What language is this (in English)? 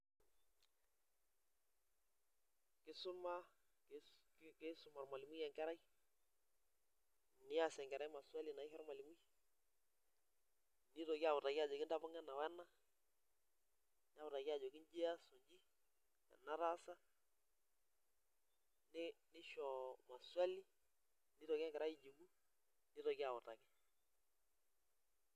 Masai